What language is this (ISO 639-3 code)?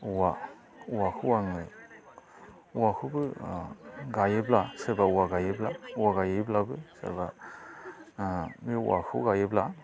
brx